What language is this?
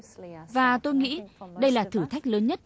Vietnamese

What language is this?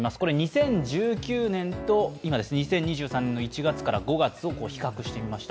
Japanese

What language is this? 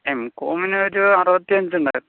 Malayalam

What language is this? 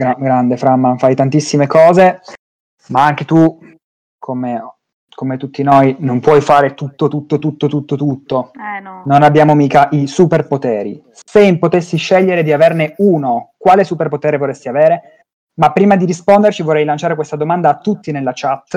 Italian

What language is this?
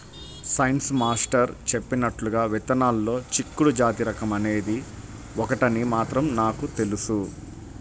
Telugu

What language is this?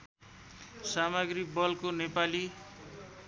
Nepali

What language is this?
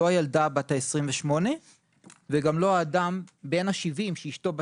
Hebrew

